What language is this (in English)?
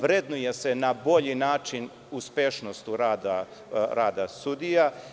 Serbian